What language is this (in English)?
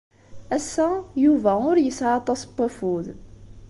Kabyle